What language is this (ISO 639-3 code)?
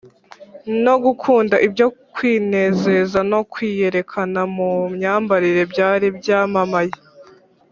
kin